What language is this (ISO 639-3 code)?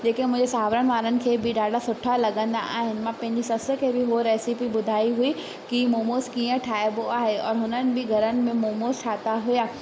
snd